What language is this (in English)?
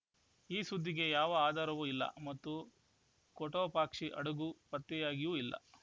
Kannada